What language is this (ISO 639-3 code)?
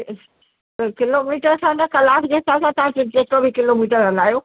snd